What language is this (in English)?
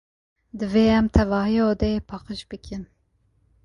Kurdish